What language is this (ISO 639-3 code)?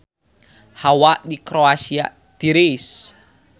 sun